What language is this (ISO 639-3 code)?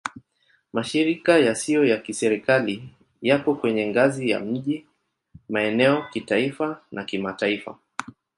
swa